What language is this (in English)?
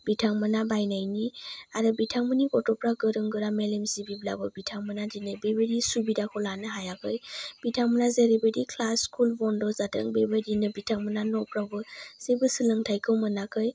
Bodo